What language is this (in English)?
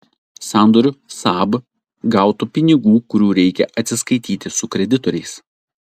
Lithuanian